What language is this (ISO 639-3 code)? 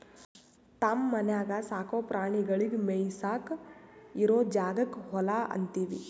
kan